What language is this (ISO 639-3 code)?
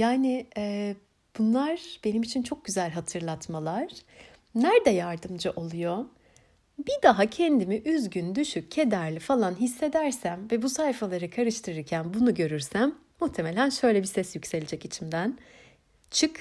tur